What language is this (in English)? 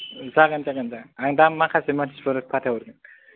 Bodo